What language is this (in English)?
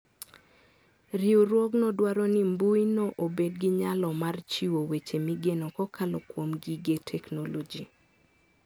Luo (Kenya and Tanzania)